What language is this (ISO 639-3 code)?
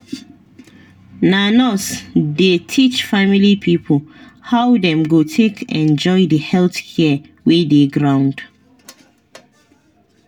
pcm